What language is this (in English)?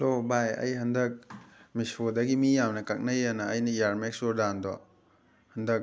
Manipuri